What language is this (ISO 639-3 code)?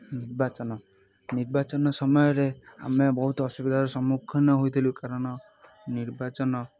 ori